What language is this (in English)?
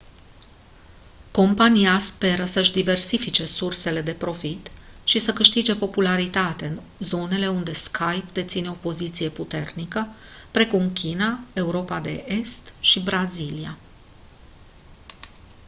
Romanian